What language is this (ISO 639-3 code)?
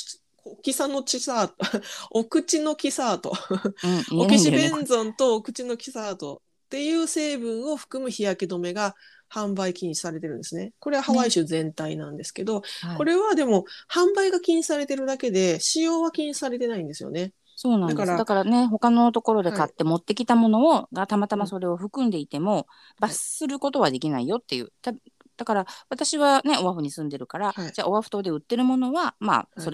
jpn